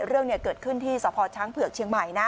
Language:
Thai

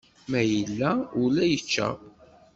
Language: Kabyle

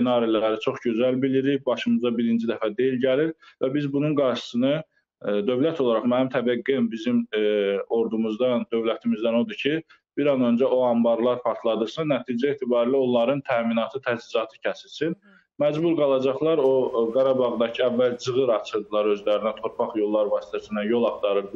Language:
Turkish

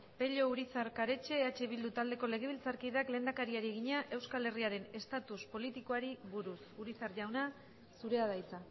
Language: Basque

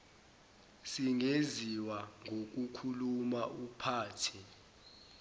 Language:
Zulu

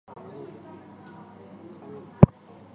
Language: Chinese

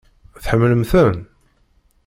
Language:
Kabyle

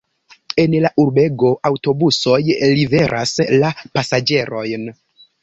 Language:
Esperanto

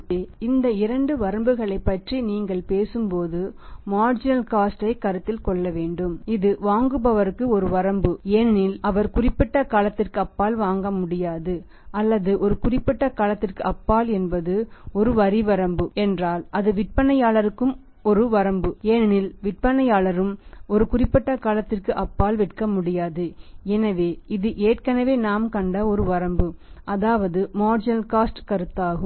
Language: Tamil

